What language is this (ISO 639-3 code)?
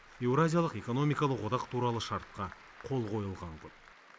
kaz